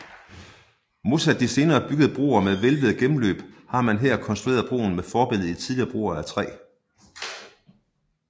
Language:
Danish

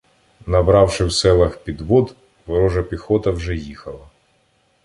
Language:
Ukrainian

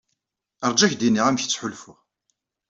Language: Kabyle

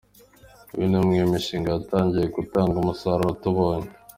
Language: Kinyarwanda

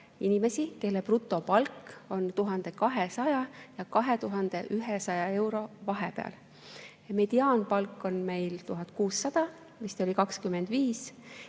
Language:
Estonian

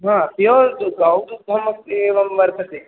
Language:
Sanskrit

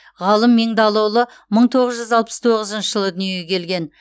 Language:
Kazakh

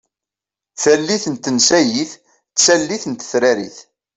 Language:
Kabyle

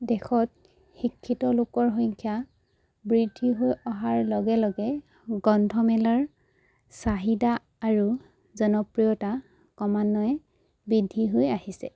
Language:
Assamese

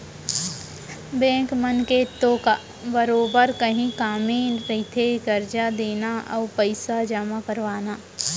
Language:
Chhattisgarhi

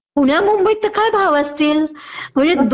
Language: Marathi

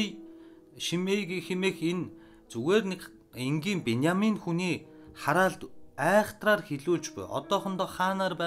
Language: Turkish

